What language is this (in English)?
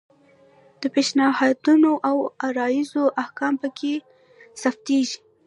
Pashto